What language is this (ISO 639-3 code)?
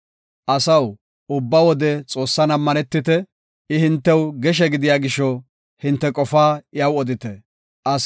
gof